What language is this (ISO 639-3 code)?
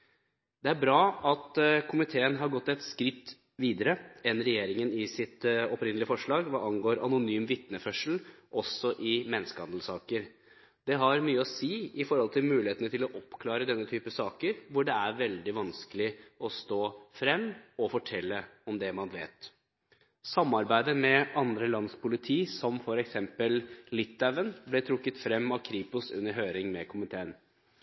nob